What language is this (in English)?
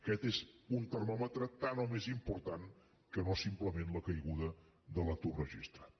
Catalan